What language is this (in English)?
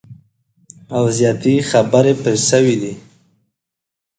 Pashto